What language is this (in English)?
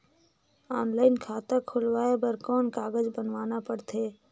Chhattisgarhi